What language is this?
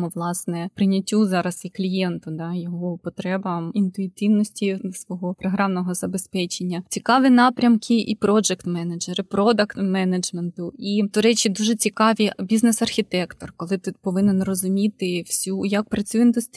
Ukrainian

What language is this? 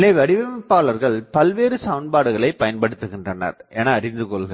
Tamil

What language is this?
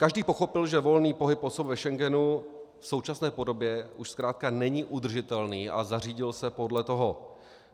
Czech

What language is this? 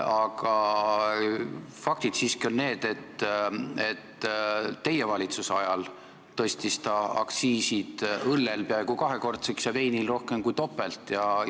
Estonian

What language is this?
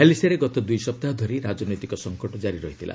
Odia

